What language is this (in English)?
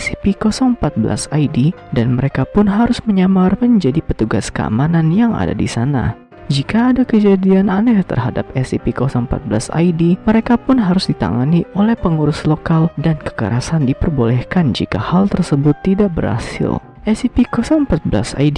Indonesian